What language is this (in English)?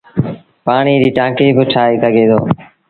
Sindhi Bhil